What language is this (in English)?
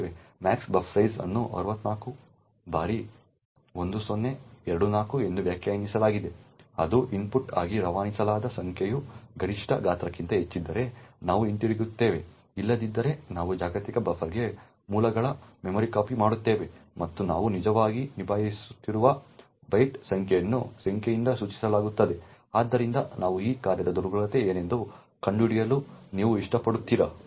Kannada